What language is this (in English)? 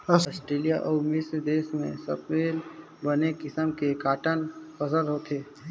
Chhattisgarhi